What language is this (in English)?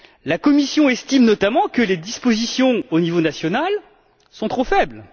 French